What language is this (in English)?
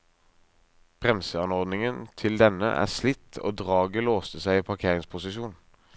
Norwegian